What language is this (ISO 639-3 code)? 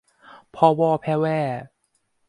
tha